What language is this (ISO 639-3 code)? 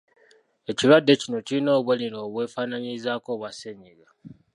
lug